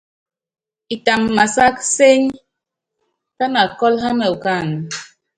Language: Yangben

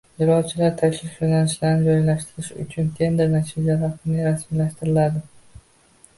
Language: Uzbek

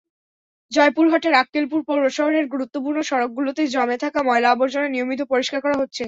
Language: Bangla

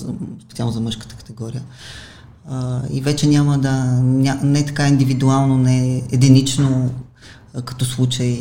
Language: Bulgarian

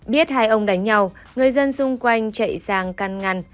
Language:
Vietnamese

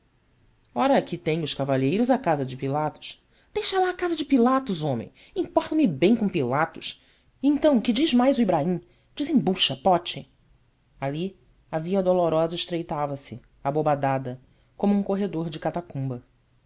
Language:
Portuguese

